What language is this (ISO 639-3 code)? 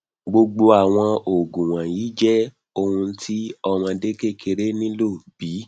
yor